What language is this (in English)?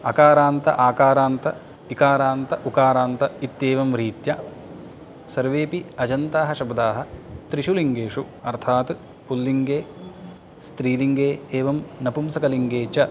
Sanskrit